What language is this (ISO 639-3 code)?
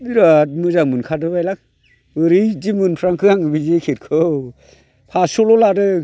brx